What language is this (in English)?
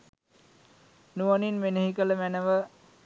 Sinhala